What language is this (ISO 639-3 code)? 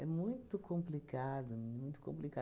por